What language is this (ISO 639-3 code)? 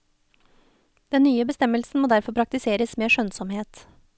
nor